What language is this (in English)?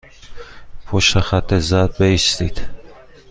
Persian